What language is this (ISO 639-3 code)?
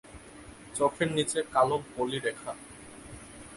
ben